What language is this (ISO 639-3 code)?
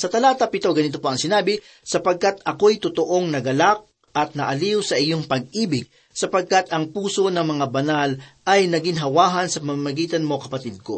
fil